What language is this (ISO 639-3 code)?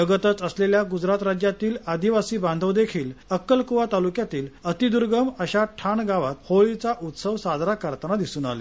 mar